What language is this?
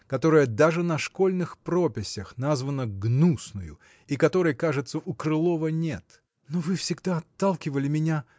Russian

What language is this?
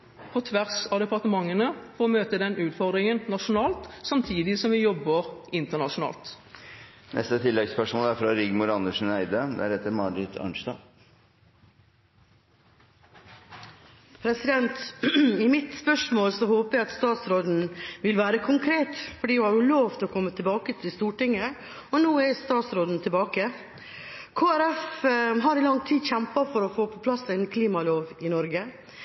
Norwegian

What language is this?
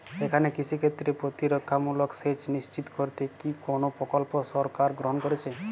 Bangla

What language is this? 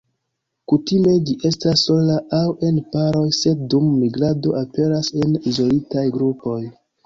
Esperanto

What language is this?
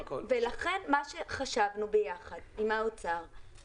Hebrew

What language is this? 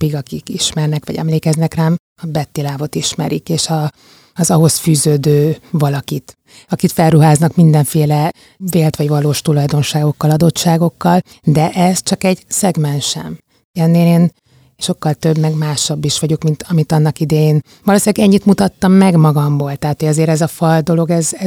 Hungarian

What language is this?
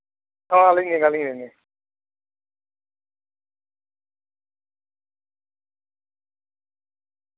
Santali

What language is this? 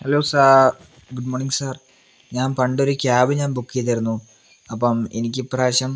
Malayalam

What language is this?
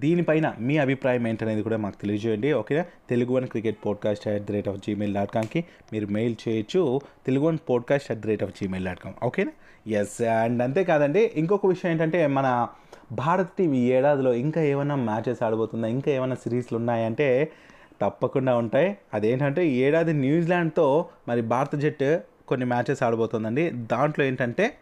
Telugu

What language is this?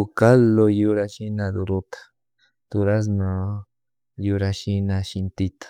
Chimborazo Highland Quichua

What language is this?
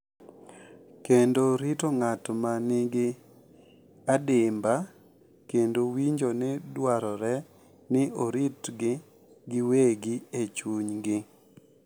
Luo (Kenya and Tanzania)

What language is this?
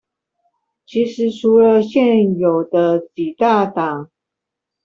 Chinese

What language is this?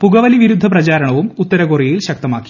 Malayalam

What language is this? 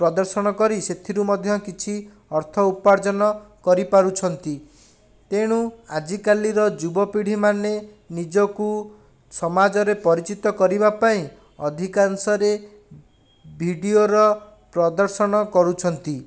Odia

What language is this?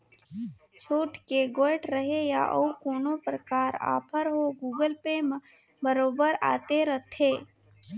Chhattisgarhi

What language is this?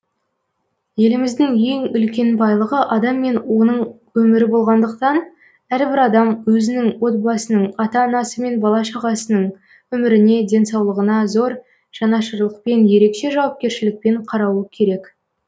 Kazakh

